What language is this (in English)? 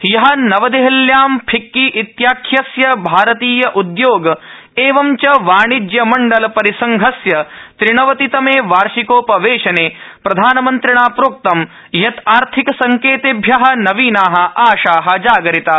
Sanskrit